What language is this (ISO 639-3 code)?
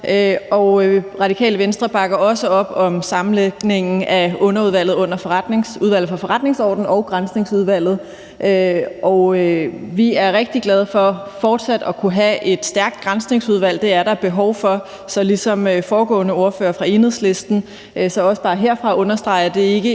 dan